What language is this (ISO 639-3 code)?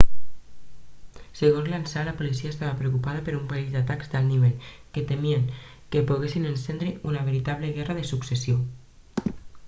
cat